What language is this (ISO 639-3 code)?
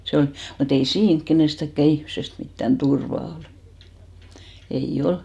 fin